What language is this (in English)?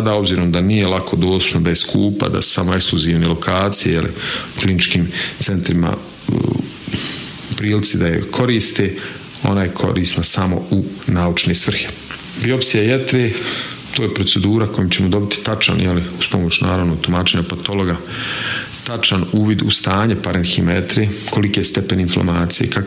Croatian